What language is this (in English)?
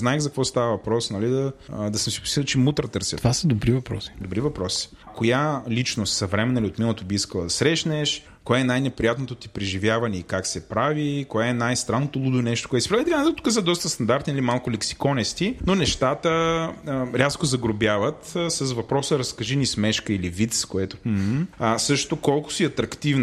Bulgarian